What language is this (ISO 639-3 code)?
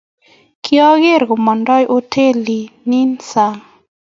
kln